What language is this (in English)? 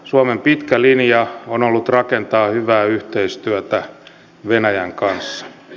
Finnish